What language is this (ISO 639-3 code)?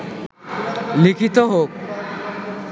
ben